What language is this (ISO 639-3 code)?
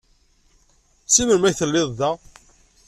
kab